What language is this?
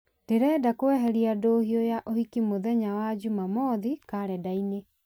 Kikuyu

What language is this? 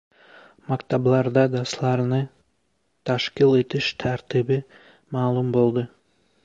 Uzbek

